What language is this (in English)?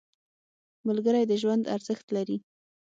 Pashto